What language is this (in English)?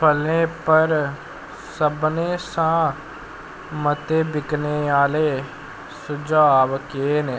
Dogri